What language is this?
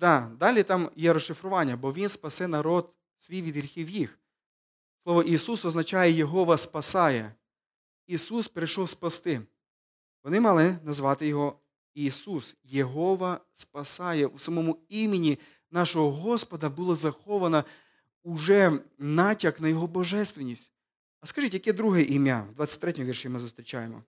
Ukrainian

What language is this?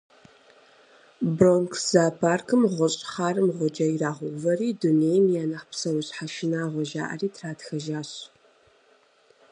Kabardian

